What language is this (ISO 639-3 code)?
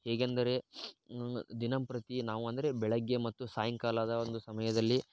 kan